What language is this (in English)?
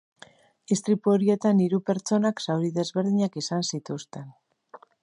Basque